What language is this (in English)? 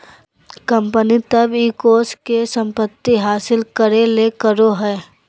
Magahi